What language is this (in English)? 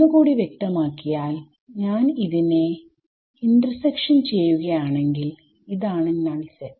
Malayalam